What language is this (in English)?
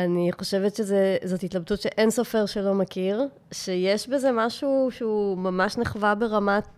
Hebrew